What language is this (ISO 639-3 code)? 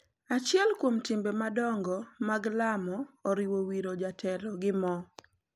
luo